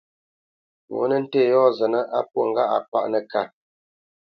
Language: Bamenyam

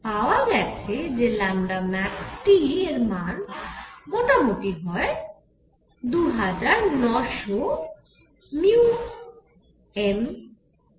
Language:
Bangla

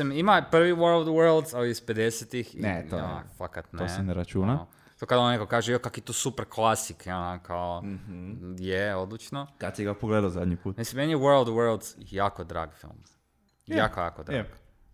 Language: Croatian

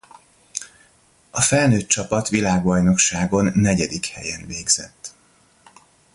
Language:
Hungarian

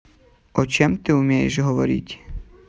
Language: Russian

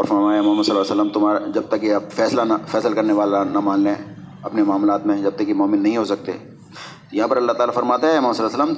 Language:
Urdu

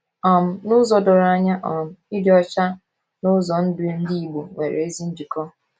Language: Igbo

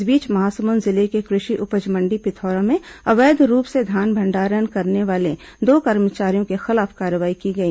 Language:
Hindi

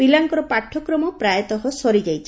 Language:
Odia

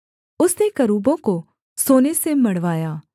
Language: Hindi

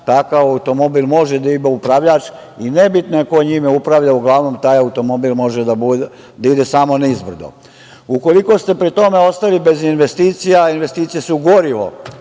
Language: Serbian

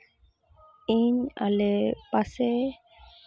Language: Santali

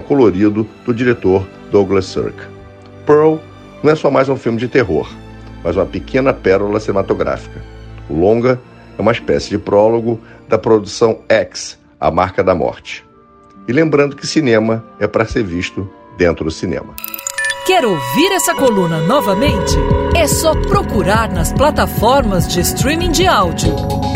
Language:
Portuguese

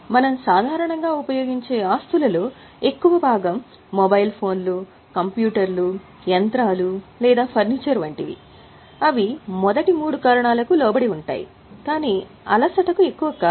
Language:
Telugu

